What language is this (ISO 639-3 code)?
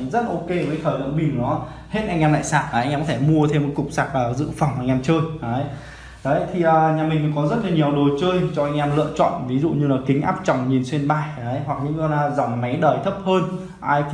vie